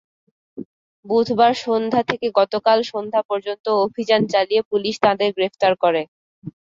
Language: Bangla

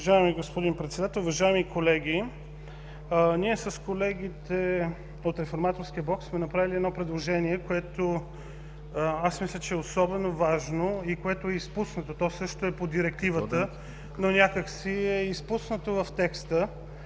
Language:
Bulgarian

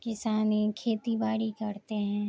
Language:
Urdu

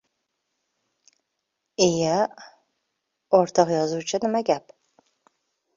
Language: Uzbek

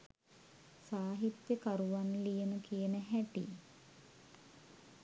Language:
Sinhala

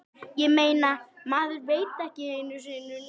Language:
Icelandic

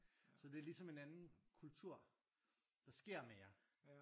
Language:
Danish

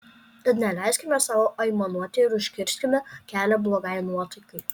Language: Lithuanian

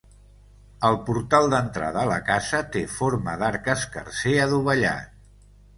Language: Catalan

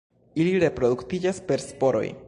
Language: Esperanto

